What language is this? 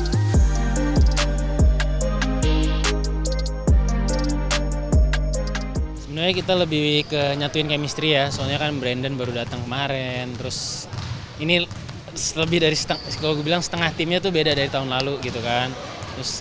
Indonesian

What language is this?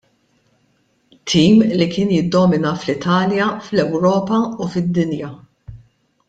Maltese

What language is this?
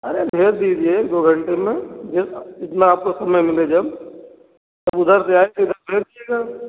Hindi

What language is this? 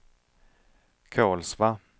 Swedish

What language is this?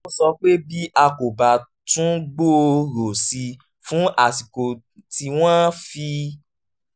Yoruba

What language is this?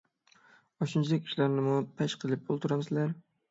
Uyghur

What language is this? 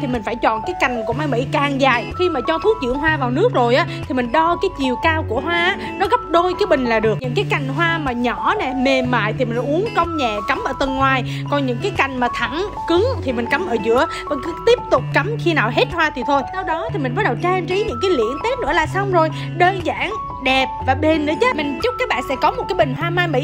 Vietnamese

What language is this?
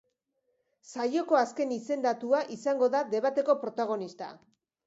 Basque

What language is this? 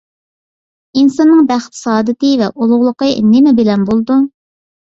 Uyghur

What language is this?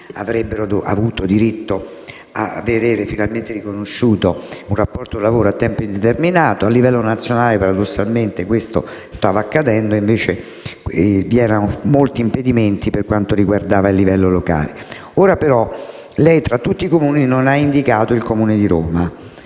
Italian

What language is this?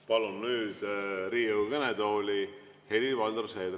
Estonian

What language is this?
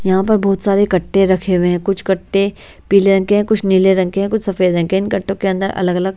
Hindi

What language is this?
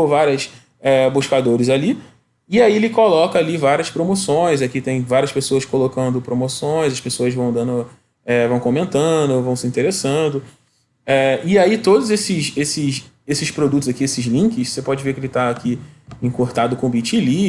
Portuguese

